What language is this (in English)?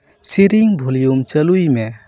Santali